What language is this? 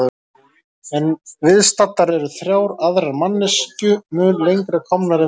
Icelandic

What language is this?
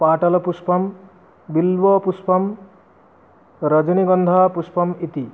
Sanskrit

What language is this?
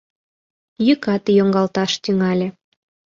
Mari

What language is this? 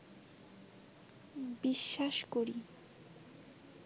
Bangla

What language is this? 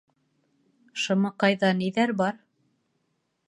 Bashkir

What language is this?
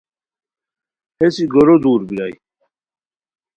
Khowar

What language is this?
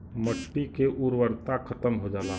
Bhojpuri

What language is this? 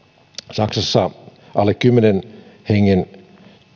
Finnish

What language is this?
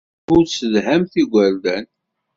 Kabyle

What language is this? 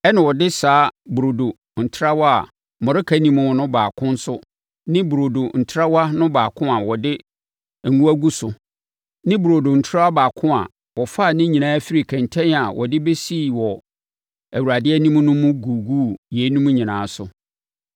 Akan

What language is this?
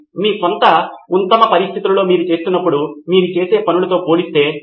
Telugu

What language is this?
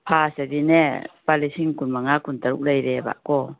Manipuri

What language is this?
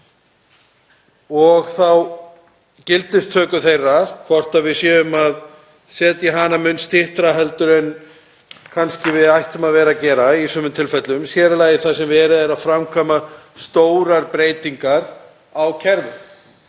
Icelandic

